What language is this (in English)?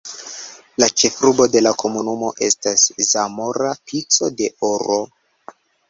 Esperanto